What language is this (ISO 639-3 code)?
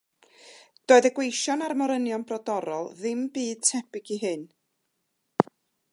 cym